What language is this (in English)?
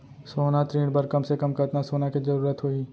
Chhattisgarhi